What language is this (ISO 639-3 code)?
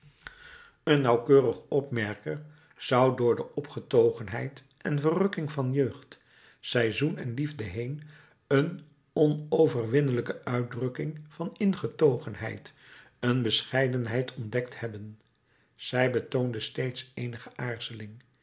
nld